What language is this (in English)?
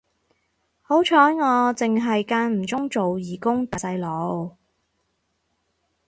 Cantonese